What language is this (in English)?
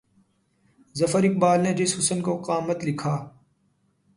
Urdu